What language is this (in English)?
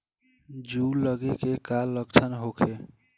Bhojpuri